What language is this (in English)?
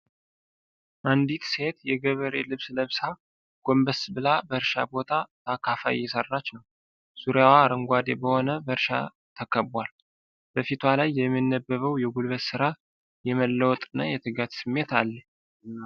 Amharic